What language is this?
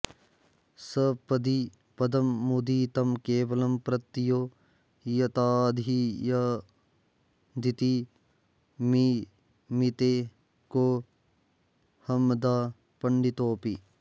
Sanskrit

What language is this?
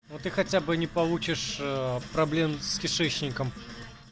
Russian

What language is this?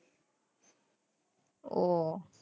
Gujarati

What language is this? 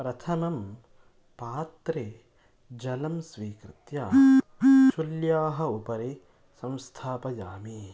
Sanskrit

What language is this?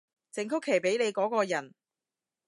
Cantonese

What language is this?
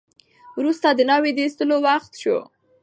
Pashto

